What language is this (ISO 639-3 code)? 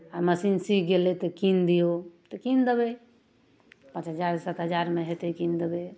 mai